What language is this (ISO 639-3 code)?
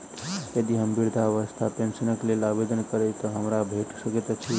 mai